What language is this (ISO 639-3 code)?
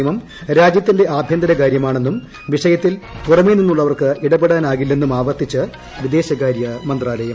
mal